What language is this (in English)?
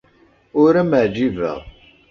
Kabyle